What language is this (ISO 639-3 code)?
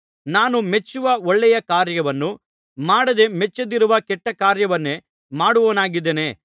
kan